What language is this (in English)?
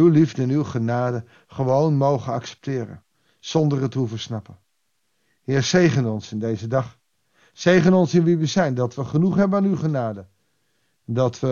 Dutch